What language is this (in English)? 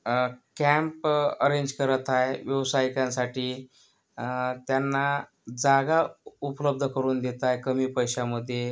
Marathi